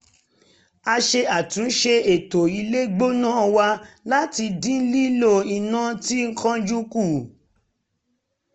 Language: Yoruba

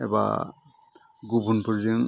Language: Bodo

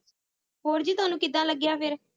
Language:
Punjabi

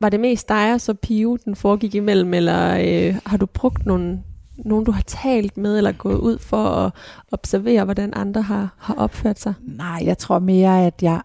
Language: Danish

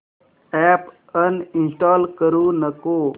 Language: Marathi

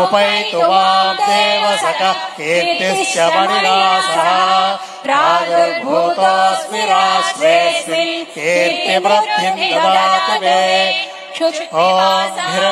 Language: Telugu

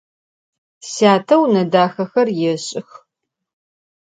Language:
Adyghe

